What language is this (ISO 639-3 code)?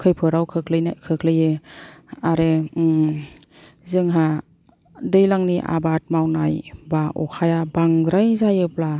brx